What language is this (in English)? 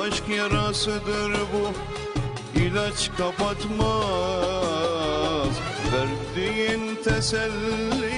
Turkish